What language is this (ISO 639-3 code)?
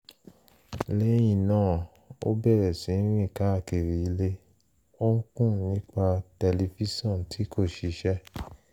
yor